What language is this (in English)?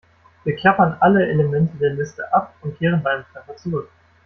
German